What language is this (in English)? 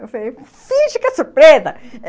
Portuguese